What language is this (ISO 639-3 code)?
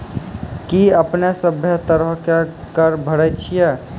mai